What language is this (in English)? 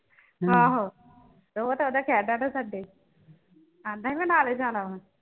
Punjabi